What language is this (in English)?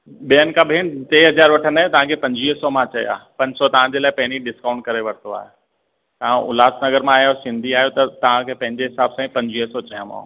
Sindhi